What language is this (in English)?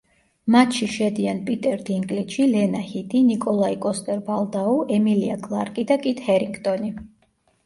Georgian